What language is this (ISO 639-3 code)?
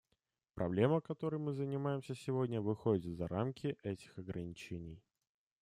rus